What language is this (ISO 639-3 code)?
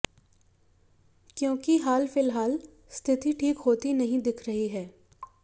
hin